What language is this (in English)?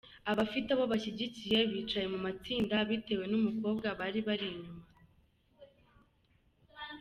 Kinyarwanda